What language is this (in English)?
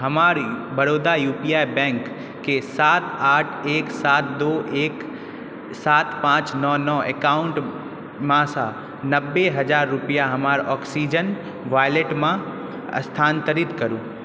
Maithili